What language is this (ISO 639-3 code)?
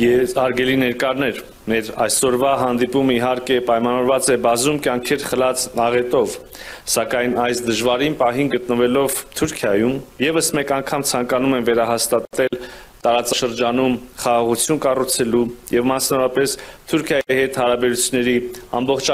ron